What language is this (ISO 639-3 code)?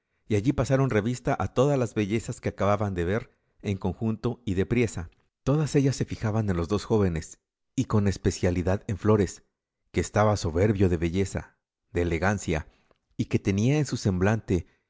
spa